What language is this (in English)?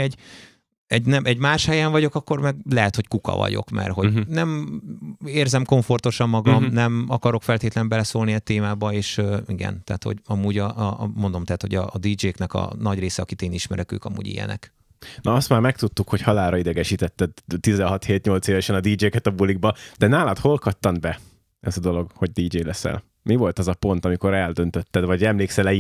Hungarian